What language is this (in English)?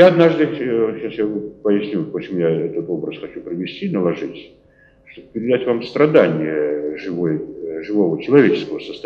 Russian